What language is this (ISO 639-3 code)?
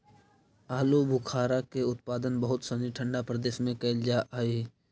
mag